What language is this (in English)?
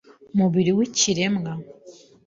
Kinyarwanda